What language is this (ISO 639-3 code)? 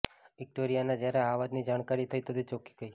guj